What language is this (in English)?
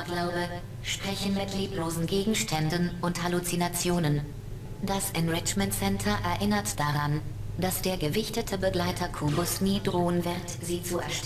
German